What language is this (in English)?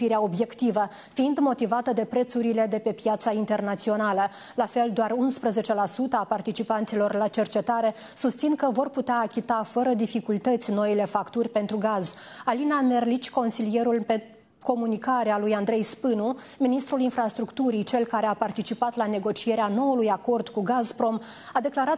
Romanian